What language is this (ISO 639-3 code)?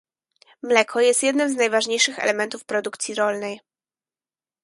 pol